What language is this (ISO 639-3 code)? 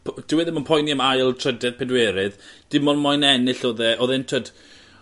cym